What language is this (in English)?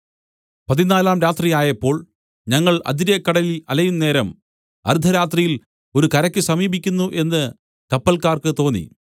Malayalam